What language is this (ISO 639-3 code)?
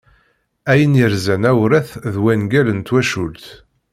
kab